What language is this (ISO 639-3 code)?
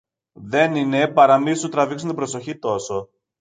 ell